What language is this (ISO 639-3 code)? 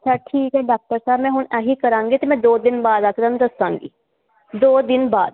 pan